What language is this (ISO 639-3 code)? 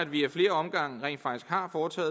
dan